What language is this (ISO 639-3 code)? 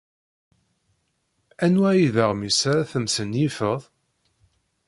kab